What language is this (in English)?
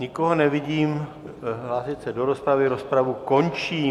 Czech